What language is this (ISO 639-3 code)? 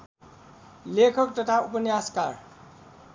nep